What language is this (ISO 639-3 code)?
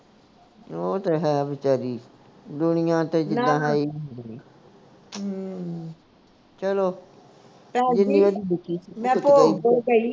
pan